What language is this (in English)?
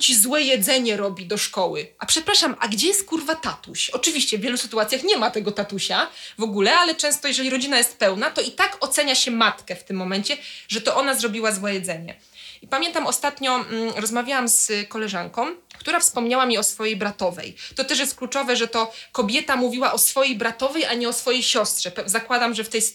Polish